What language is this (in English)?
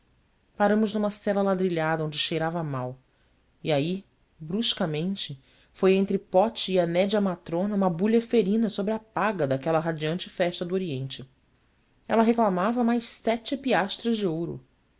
Portuguese